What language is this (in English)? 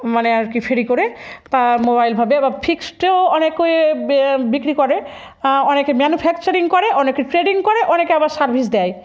Bangla